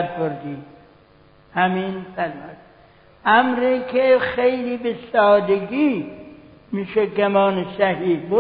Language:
Persian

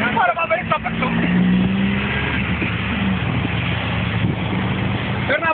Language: Greek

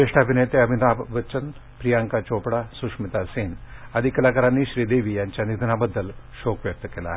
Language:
Marathi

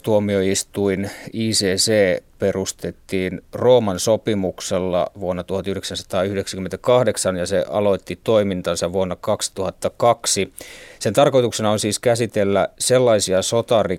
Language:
Finnish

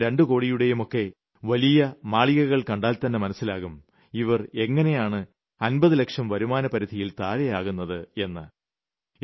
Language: Malayalam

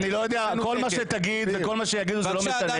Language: Hebrew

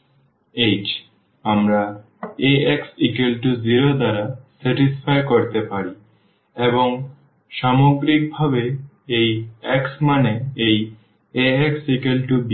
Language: Bangla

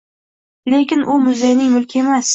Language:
Uzbek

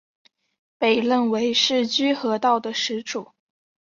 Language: Chinese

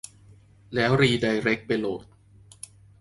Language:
Thai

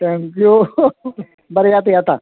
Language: Konkani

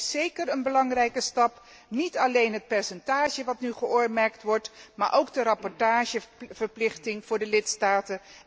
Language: Dutch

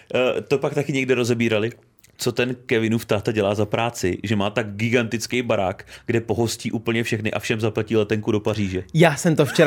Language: Czech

